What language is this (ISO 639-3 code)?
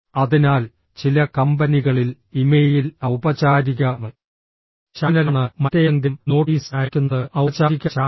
mal